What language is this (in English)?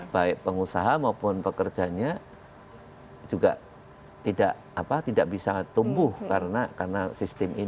Indonesian